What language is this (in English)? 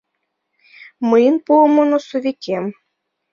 Mari